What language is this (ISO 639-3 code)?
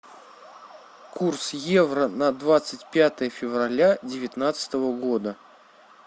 rus